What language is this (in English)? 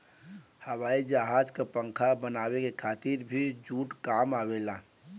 Bhojpuri